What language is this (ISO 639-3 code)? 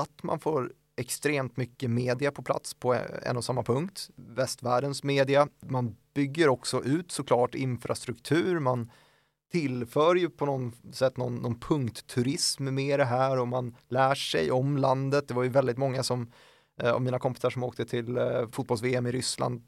swe